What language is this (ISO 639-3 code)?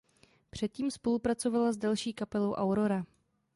ces